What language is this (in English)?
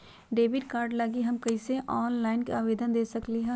Magahi